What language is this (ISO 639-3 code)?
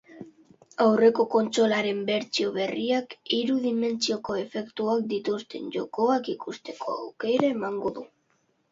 eus